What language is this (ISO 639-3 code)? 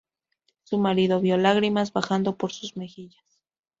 spa